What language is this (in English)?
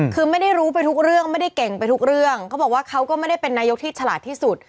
Thai